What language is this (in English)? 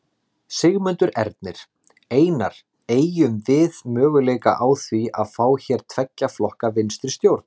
Icelandic